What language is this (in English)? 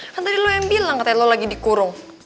Indonesian